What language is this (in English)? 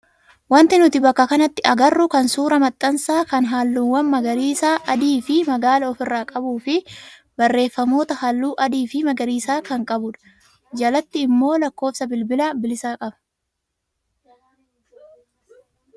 Oromo